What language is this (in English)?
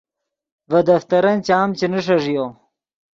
Yidgha